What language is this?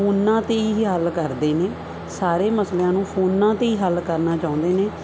Punjabi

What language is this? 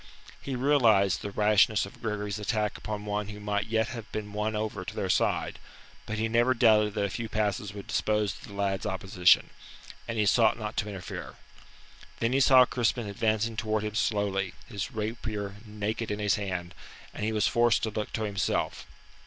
English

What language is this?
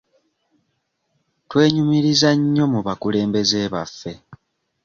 Ganda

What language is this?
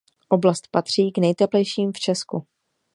Czech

